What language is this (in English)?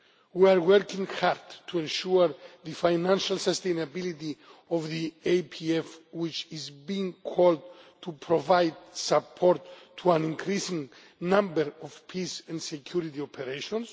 English